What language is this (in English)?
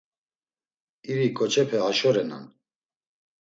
Laz